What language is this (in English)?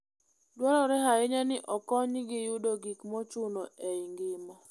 Luo (Kenya and Tanzania)